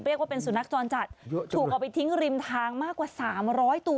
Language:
Thai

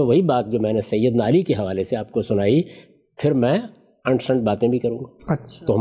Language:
Urdu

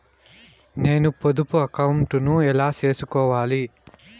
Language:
Telugu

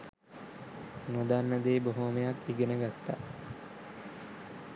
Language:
Sinhala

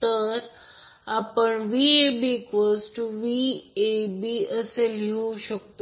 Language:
Marathi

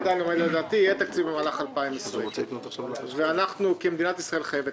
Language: Hebrew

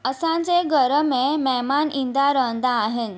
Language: Sindhi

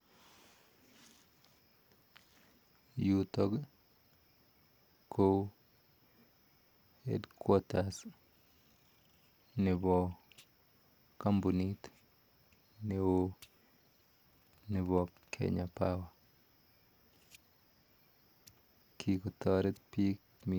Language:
Kalenjin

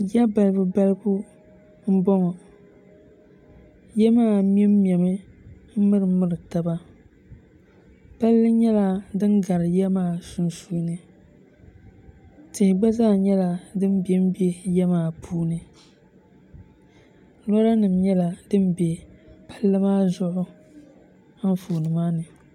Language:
Dagbani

